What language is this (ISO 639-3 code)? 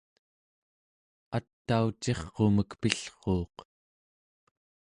esu